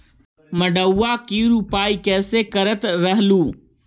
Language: Magahi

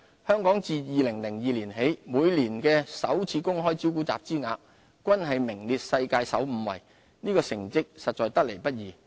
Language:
Cantonese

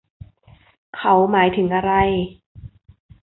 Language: Thai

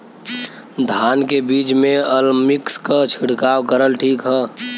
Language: Bhojpuri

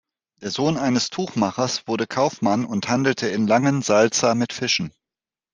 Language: German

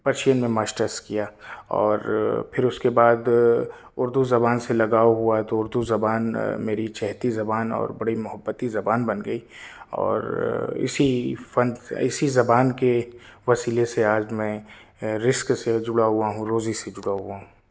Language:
Urdu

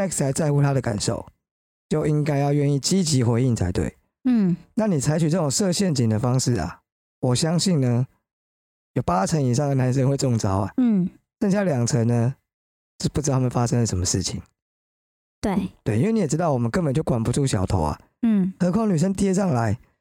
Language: Chinese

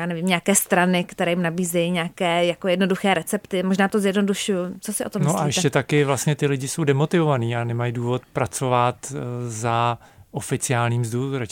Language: Czech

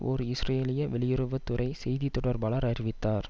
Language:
Tamil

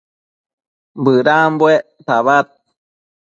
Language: Matsés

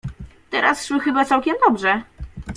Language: Polish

